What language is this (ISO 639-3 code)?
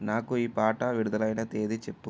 tel